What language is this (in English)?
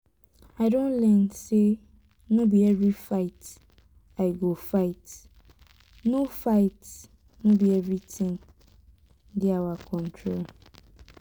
Nigerian Pidgin